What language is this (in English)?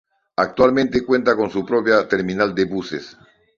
Spanish